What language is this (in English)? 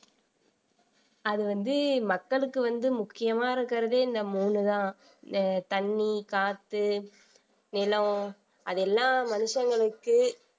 Tamil